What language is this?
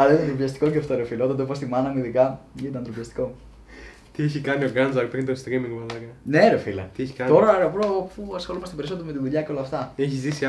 Greek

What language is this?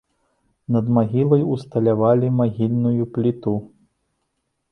Belarusian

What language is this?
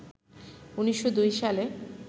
Bangla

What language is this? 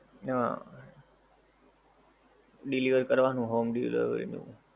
Gujarati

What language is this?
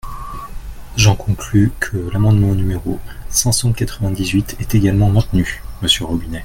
French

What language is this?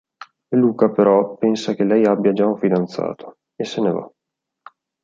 Italian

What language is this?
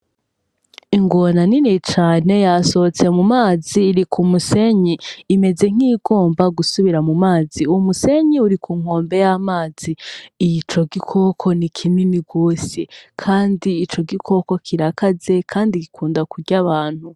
Rundi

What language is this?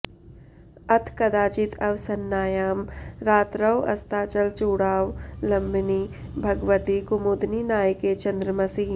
Sanskrit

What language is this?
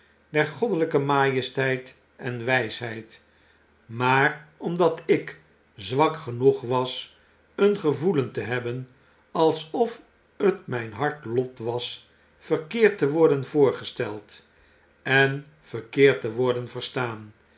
Dutch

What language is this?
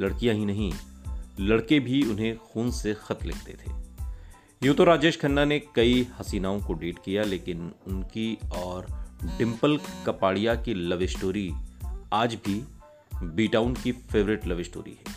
Hindi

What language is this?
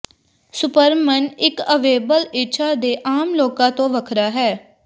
Punjabi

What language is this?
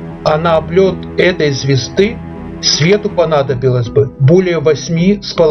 Russian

